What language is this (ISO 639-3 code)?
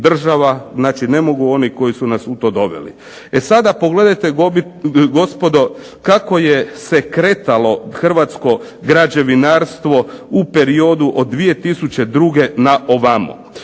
hrv